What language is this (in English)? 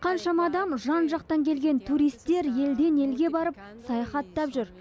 Kazakh